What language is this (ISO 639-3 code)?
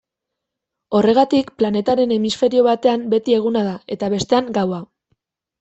eus